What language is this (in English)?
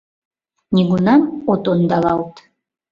Mari